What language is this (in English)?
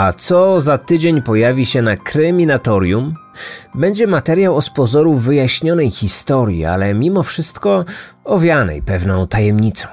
Polish